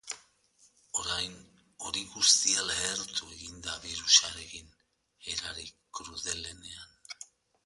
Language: Basque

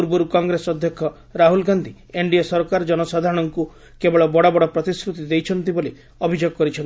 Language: Odia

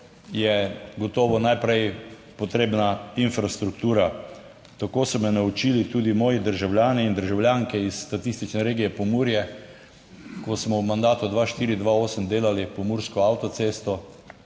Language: Slovenian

